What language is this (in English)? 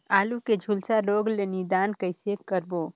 Chhattisgarhi